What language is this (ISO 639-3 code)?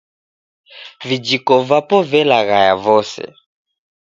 dav